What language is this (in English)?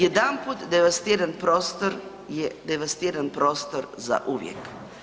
Croatian